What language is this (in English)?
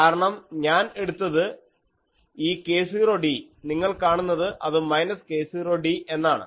Malayalam